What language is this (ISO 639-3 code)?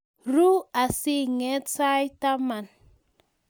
kln